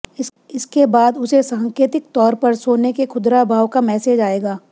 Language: Hindi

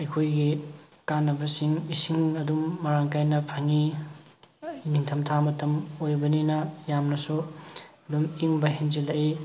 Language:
Manipuri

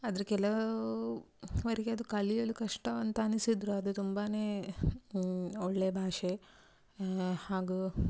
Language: Kannada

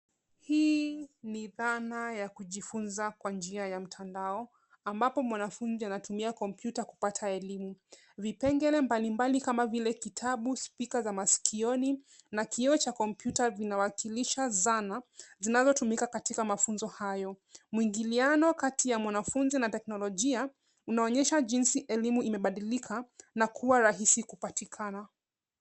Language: Swahili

